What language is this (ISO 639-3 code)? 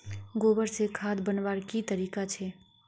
mag